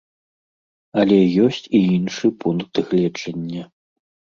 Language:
Belarusian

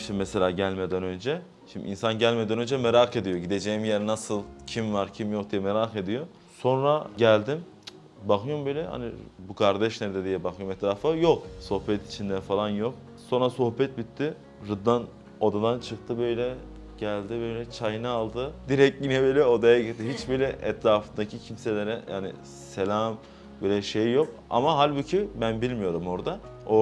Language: Turkish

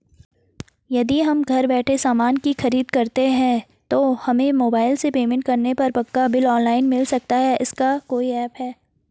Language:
Hindi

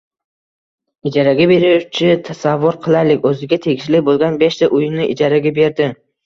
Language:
Uzbek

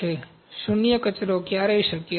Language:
Gujarati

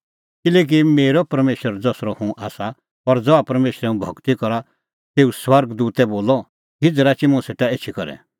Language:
Kullu Pahari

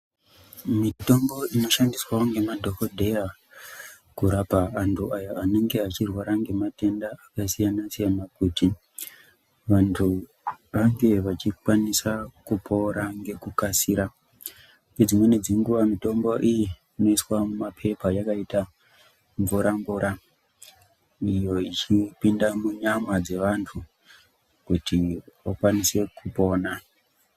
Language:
Ndau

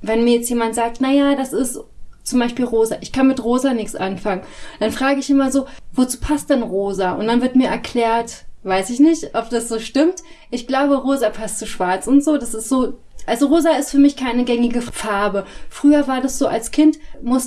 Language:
German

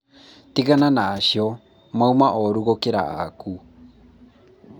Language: Kikuyu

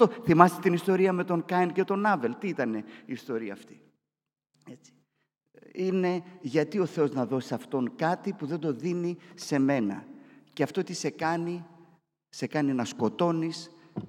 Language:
Greek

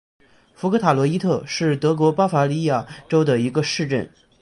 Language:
Chinese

